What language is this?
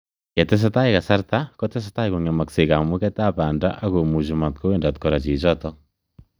Kalenjin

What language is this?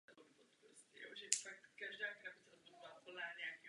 Czech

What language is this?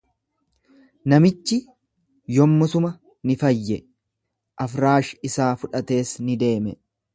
Oromo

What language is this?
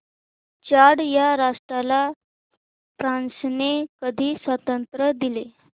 Marathi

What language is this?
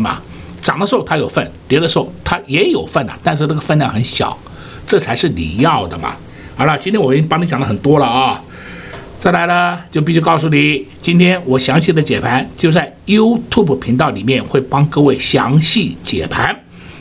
Chinese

